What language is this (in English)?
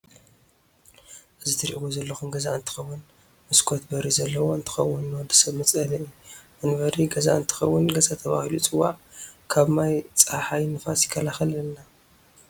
Tigrinya